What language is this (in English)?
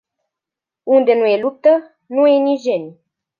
Romanian